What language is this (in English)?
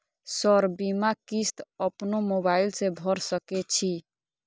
Maithili